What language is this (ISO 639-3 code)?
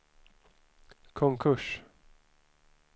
swe